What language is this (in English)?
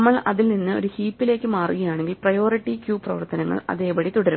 Malayalam